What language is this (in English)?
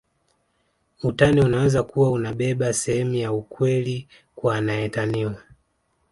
Swahili